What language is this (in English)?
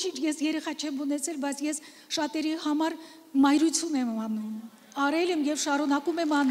Romanian